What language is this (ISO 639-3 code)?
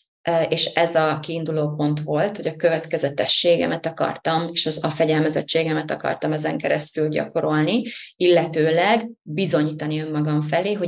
hun